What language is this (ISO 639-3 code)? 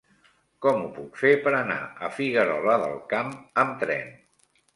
cat